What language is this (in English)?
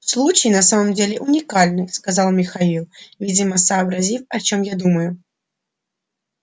Russian